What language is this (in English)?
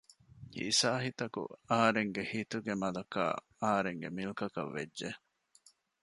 Divehi